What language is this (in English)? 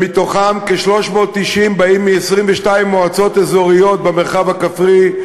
Hebrew